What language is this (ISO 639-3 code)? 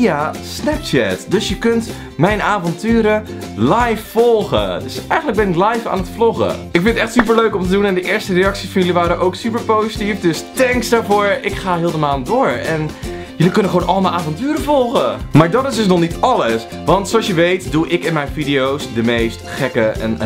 nld